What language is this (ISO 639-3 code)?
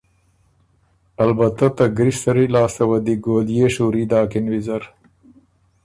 oru